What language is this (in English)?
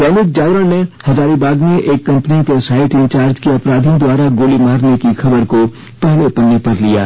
Hindi